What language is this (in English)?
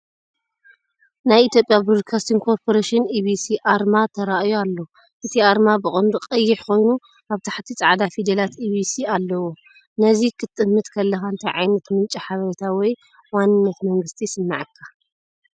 Tigrinya